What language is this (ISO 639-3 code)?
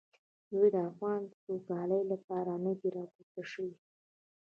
pus